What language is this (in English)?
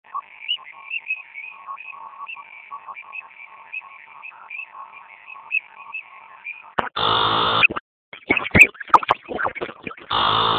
Swahili